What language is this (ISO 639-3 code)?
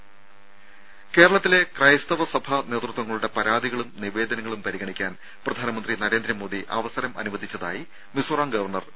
mal